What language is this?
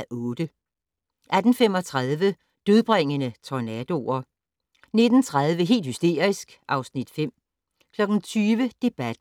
Danish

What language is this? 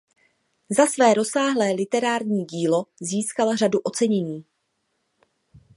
Czech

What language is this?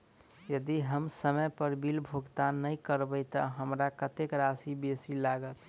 Maithili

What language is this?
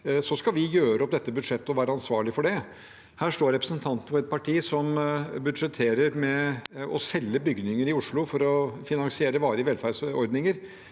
Norwegian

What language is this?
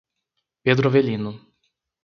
Portuguese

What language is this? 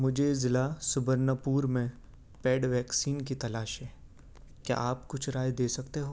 Urdu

